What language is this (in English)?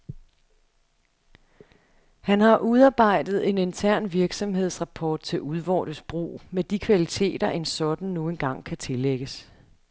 Danish